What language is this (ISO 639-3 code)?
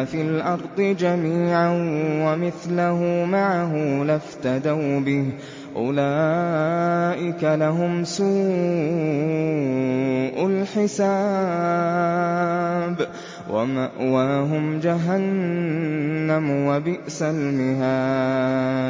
ara